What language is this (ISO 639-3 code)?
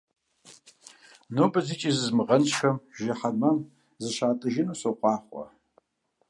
kbd